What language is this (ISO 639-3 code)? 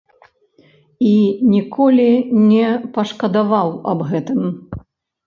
bel